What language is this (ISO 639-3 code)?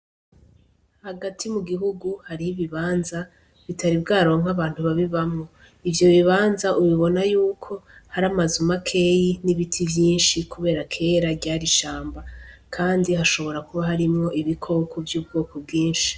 run